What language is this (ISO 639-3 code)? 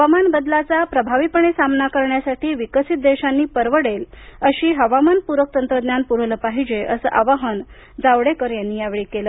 mar